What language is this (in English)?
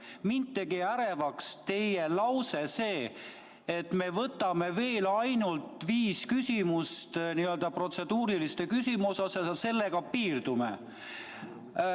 Estonian